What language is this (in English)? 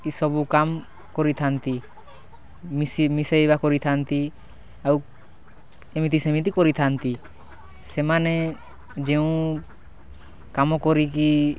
Odia